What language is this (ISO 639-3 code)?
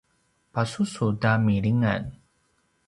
pwn